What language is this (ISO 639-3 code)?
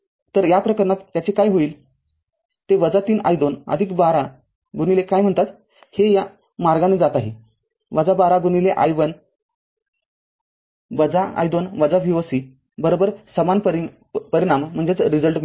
mar